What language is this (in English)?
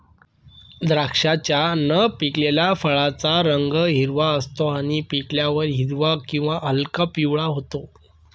Marathi